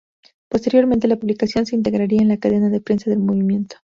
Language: Spanish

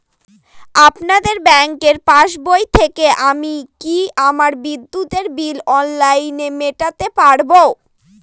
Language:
Bangla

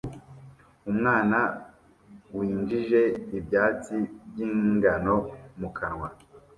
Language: Kinyarwanda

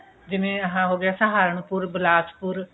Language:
Punjabi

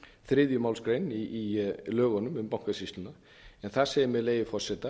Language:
Icelandic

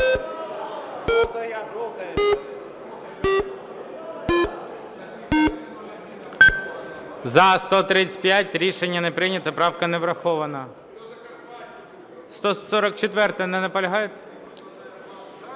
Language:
Ukrainian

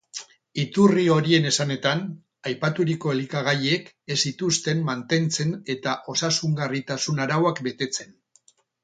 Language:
Basque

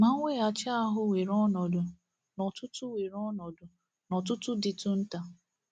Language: Igbo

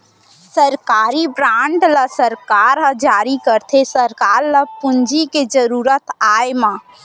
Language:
Chhattisgarhi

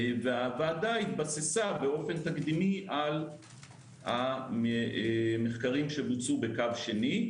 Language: Hebrew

